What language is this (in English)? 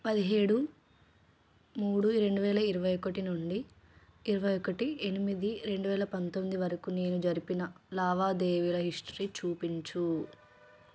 Telugu